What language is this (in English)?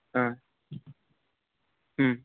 Sanskrit